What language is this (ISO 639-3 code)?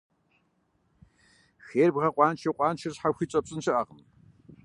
kbd